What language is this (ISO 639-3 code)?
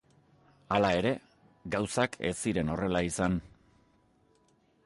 eus